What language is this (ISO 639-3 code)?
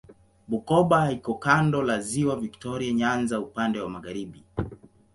swa